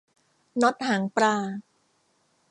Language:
Thai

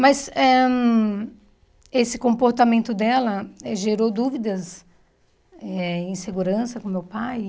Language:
Portuguese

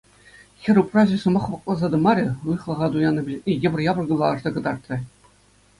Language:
Chuvash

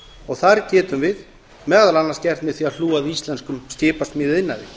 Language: Icelandic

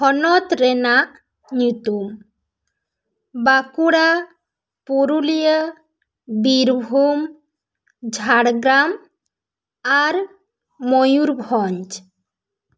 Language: Santali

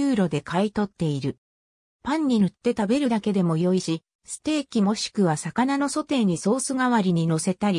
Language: Japanese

